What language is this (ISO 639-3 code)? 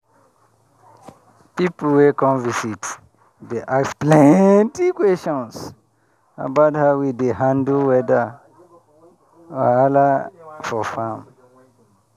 pcm